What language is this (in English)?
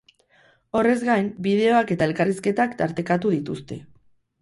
Basque